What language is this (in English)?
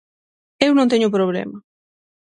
Galician